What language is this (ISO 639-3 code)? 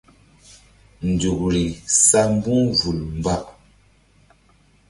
mdd